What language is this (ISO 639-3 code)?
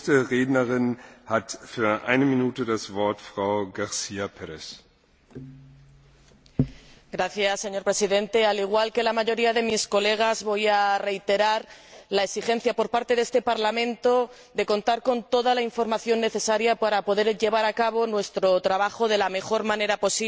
spa